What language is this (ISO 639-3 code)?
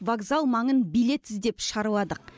kaz